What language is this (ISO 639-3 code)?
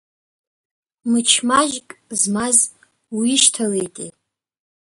abk